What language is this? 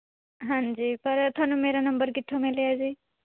Punjabi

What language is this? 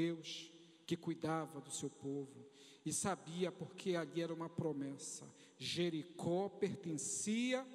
Portuguese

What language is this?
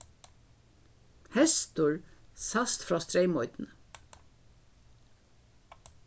Faroese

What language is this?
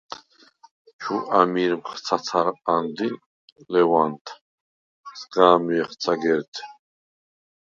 Svan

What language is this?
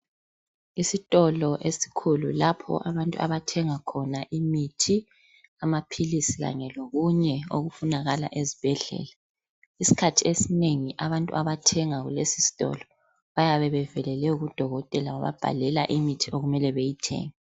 North Ndebele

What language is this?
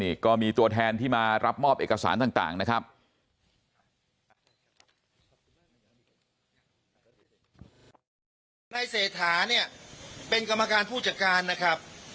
Thai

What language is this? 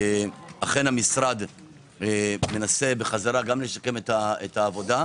Hebrew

